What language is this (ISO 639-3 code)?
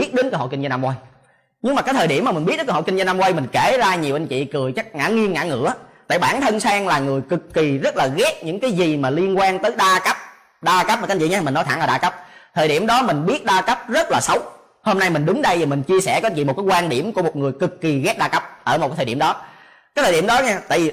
vie